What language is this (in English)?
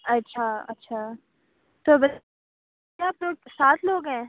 Urdu